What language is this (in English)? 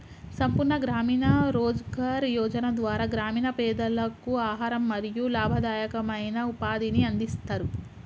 Telugu